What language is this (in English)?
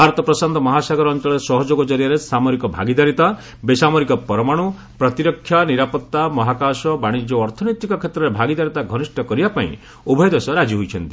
Odia